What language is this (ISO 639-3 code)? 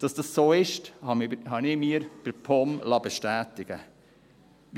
gsw